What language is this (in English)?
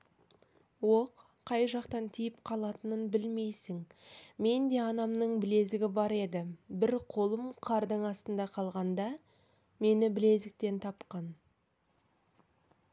Kazakh